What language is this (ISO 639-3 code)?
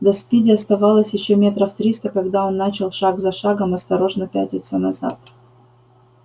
rus